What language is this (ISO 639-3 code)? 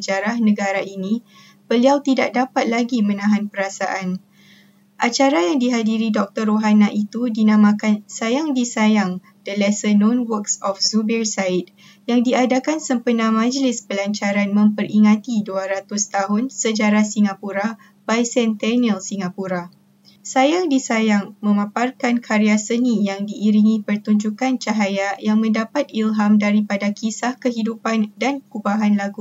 msa